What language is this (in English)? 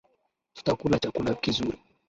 Swahili